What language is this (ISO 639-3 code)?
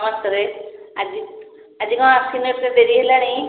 ori